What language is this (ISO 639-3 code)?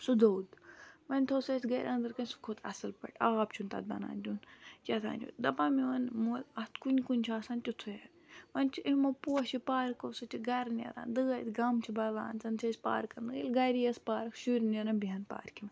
kas